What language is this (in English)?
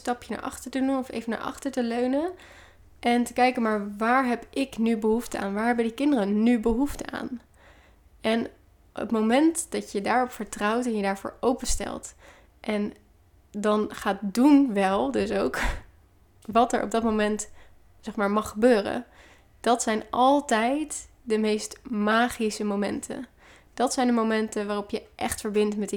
Dutch